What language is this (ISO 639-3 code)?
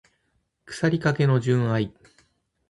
jpn